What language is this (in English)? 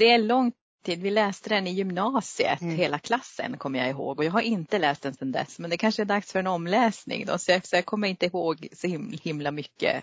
Swedish